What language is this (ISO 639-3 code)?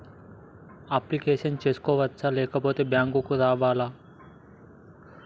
tel